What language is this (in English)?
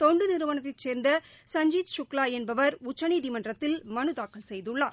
Tamil